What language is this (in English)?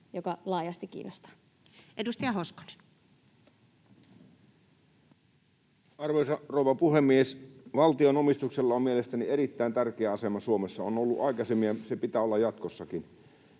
Finnish